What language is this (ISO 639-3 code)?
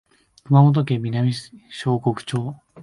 jpn